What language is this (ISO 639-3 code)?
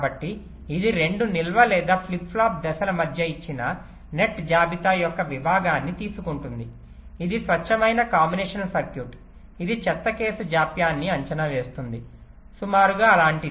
tel